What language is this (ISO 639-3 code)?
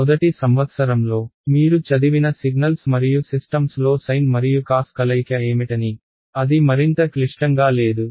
tel